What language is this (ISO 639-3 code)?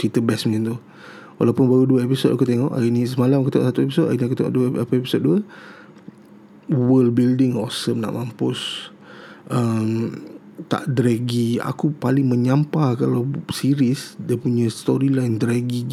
msa